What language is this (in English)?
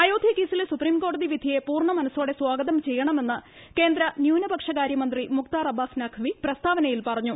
Malayalam